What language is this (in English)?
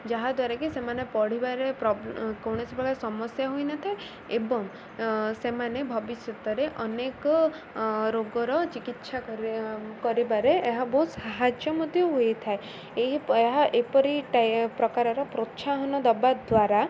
Odia